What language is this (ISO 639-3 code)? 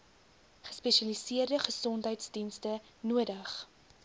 afr